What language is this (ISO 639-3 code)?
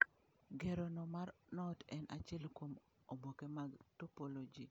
luo